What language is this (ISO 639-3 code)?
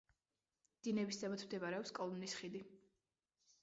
kat